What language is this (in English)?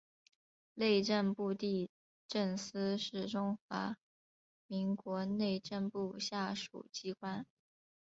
Chinese